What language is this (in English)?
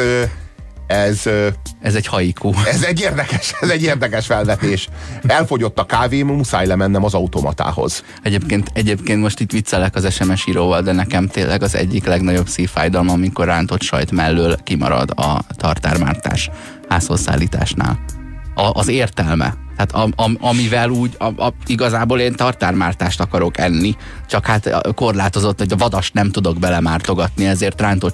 Hungarian